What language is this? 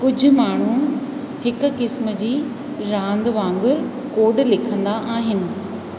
Sindhi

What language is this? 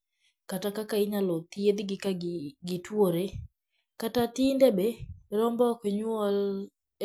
Luo (Kenya and Tanzania)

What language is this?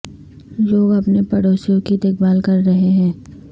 Urdu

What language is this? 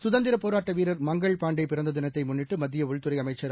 Tamil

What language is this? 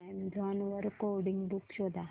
Marathi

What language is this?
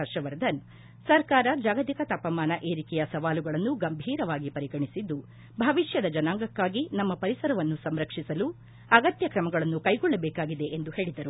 Kannada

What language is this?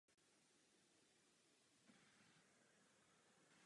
Czech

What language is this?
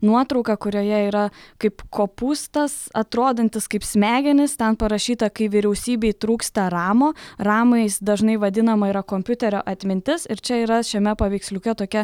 Lithuanian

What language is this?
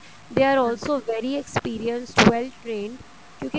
Punjabi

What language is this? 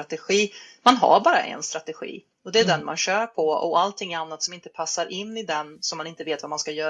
Swedish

